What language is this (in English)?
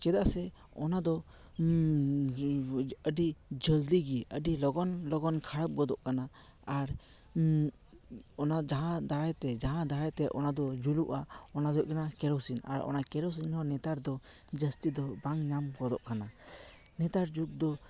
Santali